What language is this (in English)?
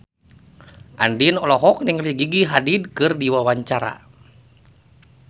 Sundanese